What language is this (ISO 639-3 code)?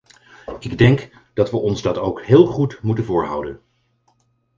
nld